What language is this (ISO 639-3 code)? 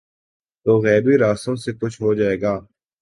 urd